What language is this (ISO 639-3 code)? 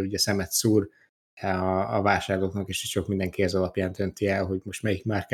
hun